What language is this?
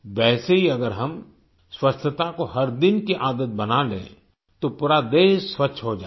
Hindi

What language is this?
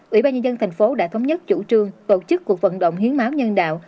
Vietnamese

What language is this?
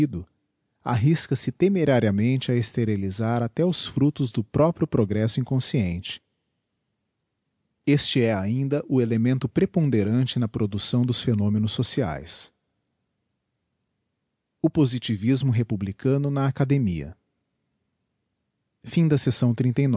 Portuguese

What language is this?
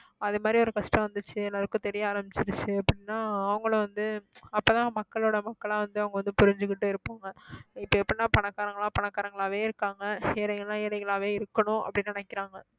Tamil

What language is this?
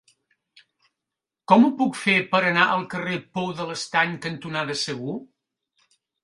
Catalan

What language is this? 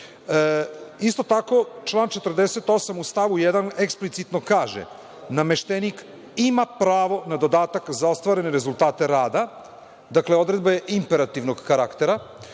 Serbian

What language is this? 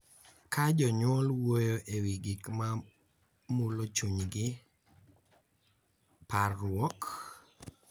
Luo (Kenya and Tanzania)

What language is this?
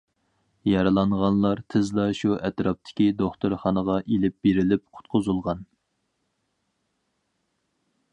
Uyghur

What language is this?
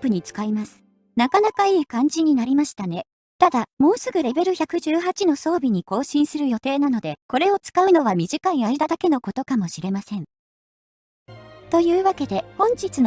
Japanese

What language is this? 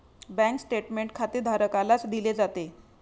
Marathi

